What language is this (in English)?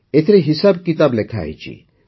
Odia